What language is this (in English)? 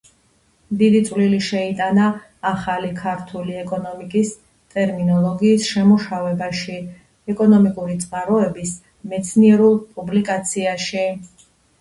Georgian